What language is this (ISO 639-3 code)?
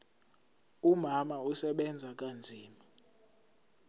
zul